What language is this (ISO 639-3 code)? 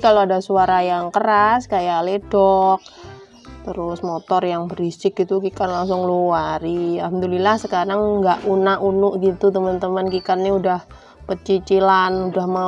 ind